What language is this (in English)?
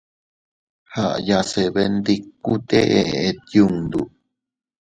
Teutila Cuicatec